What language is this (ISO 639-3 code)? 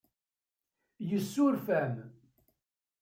kab